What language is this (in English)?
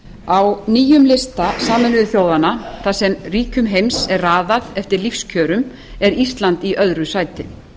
Icelandic